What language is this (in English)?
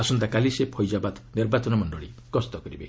Odia